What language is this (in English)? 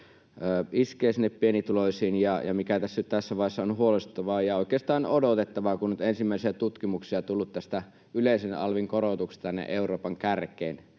Finnish